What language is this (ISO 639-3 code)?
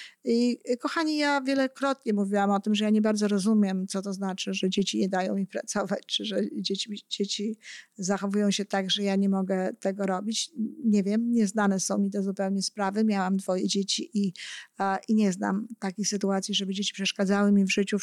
pol